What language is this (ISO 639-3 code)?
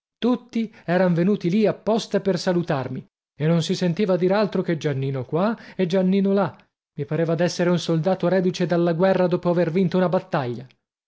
ita